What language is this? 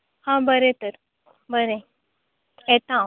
Konkani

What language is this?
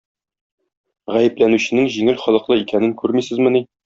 Tatar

